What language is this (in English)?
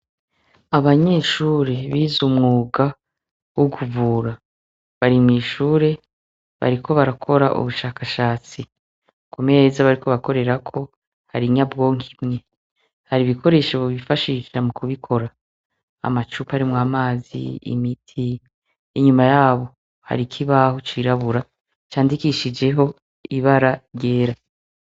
Rundi